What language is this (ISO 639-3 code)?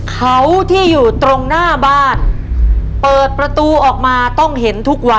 tha